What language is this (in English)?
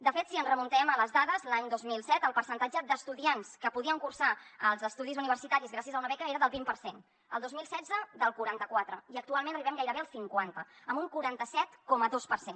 Catalan